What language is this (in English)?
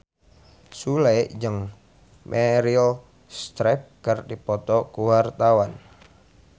Sundanese